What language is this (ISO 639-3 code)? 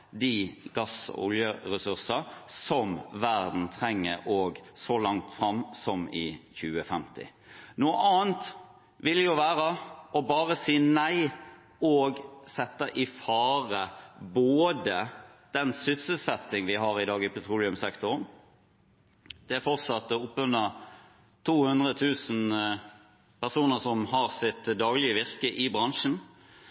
nob